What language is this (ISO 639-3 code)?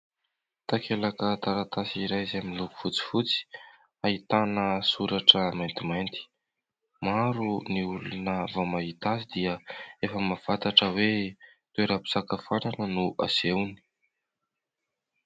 mlg